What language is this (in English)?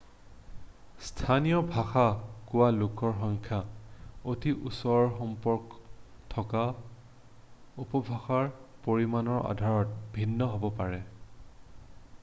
Assamese